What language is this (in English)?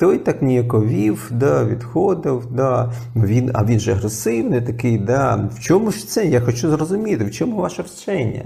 Ukrainian